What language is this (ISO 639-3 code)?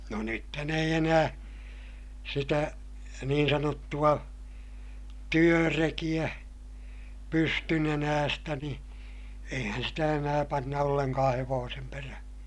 fin